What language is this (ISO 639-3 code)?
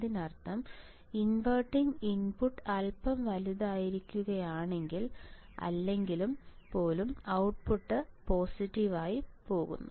mal